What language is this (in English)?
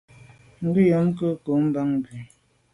Medumba